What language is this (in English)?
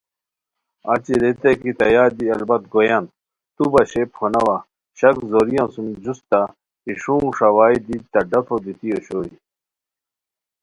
Khowar